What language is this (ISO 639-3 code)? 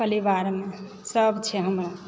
mai